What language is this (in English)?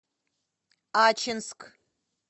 Russian